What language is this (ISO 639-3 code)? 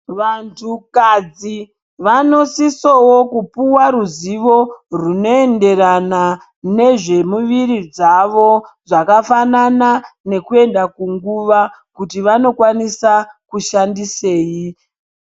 ndc